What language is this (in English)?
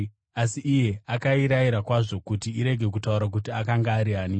Shona